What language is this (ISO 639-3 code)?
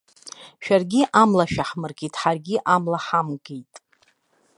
abk